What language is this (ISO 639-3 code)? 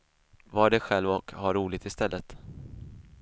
swe